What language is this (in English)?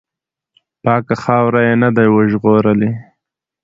Pashto